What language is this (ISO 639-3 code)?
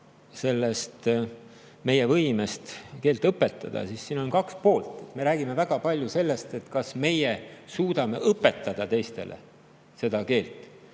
est